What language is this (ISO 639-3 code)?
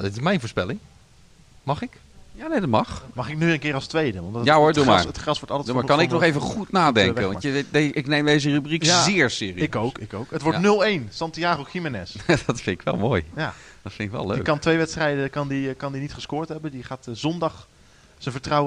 nld